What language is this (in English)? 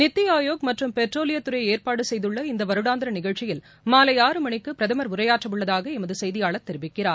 Tamil